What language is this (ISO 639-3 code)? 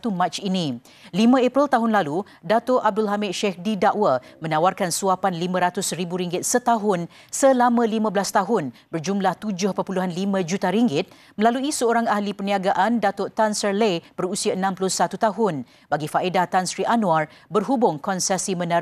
msa